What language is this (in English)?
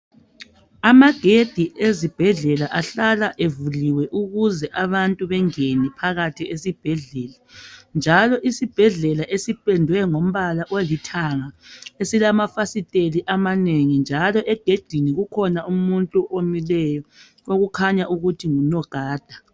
North Ndebele